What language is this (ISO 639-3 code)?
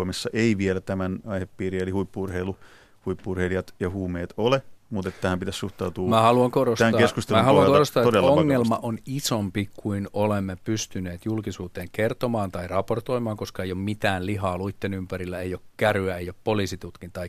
fin